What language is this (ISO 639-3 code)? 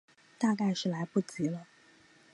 zho